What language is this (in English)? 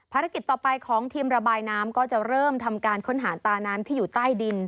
Thai